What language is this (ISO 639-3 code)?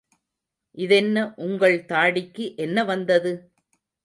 tam